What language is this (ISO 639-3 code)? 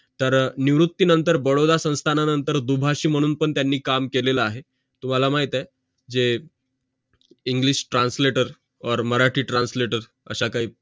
mar